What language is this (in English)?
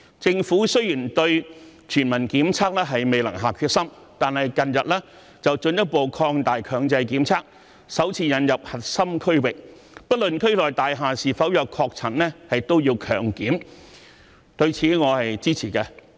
Cantonese